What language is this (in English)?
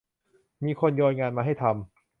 Thai